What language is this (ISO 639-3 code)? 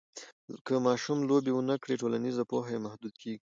pus